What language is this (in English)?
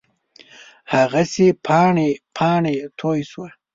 Pashto